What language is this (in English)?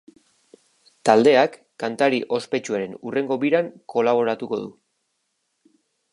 Basque